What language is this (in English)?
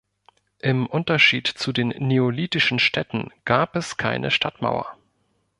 German